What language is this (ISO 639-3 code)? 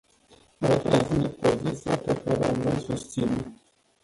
ron